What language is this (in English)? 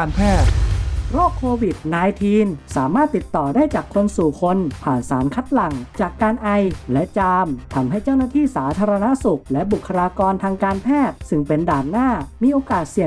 Thai